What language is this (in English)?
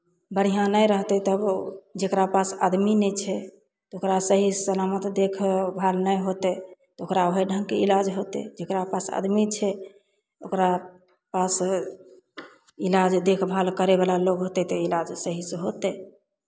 Maithili